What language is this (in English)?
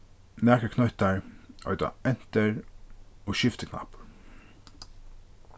Faroese